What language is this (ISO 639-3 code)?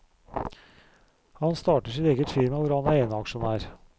nor